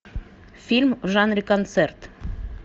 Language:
Russian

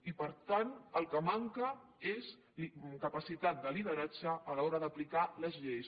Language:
Catalan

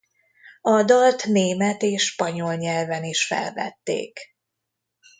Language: Hungarian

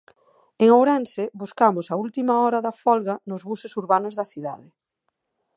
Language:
Galician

